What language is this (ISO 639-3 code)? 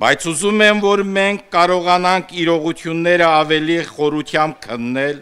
ron